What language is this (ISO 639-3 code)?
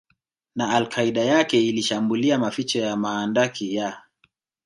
swa